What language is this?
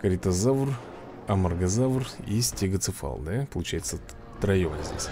Russian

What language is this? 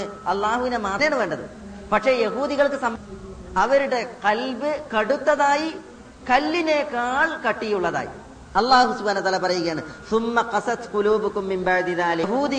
Malayalam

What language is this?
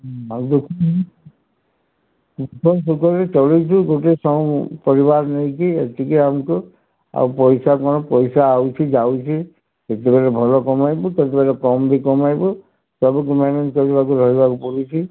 Odia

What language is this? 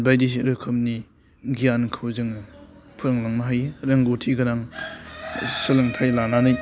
Bodo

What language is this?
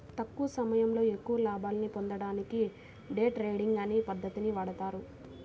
Telugu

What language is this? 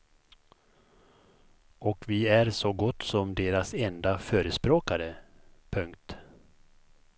Swedish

